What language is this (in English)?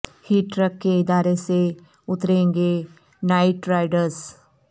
Urdu